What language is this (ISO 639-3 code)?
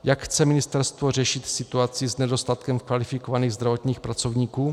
ces